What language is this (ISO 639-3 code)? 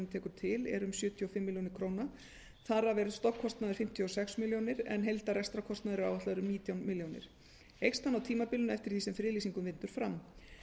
isl